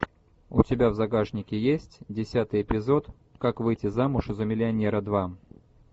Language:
Russian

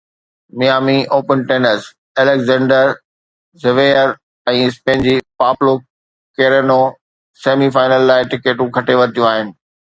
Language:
Sindhi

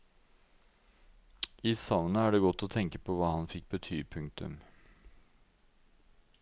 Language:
Norwegian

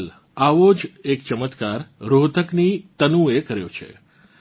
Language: Gujarati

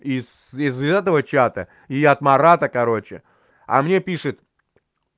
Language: Russian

